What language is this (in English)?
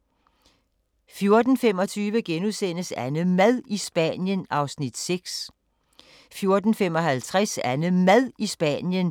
Danish